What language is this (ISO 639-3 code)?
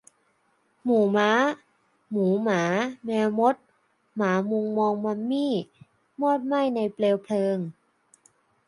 tha